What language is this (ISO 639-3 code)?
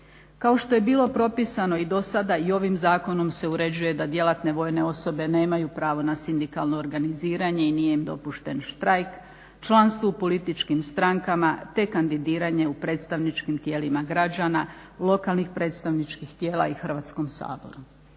hrv